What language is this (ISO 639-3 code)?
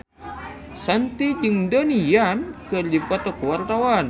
sun